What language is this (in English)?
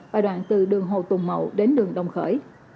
Vietnamese